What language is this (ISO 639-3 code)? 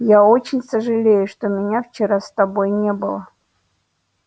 rus